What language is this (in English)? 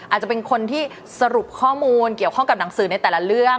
Thai